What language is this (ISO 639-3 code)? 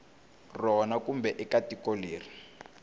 tso